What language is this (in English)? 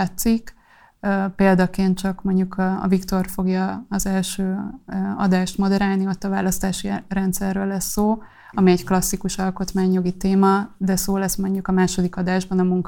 Hungarian